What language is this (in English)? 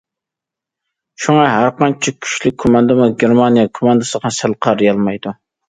Uyghur